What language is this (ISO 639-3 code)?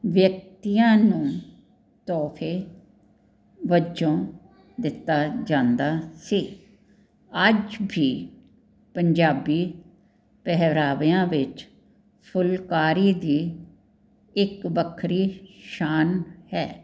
pan